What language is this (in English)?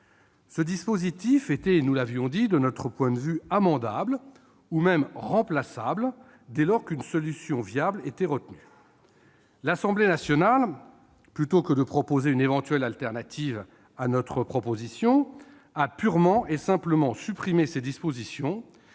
French